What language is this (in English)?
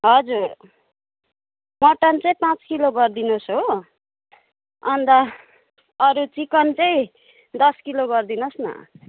Nepali